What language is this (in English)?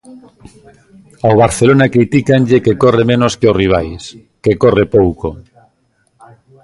Galician